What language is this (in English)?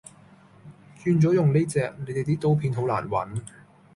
Cantonese